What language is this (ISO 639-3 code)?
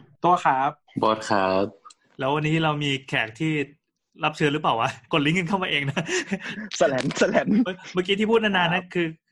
tha